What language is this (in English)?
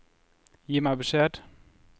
Norwegian